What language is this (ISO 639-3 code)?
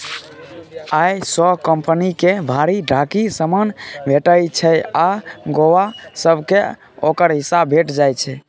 mai